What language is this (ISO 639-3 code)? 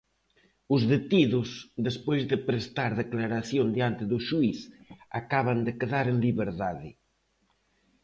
glg